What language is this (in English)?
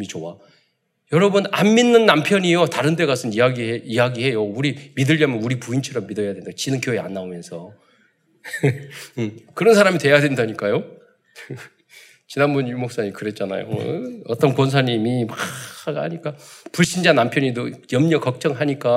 Korean